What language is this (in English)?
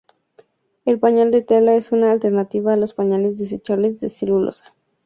Spanish